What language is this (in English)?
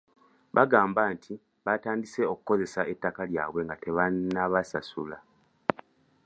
Ganda